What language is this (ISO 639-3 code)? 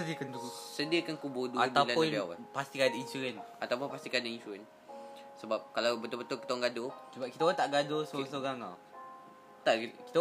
msa